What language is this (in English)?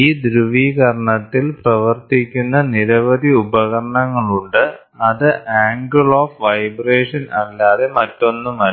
Malayalam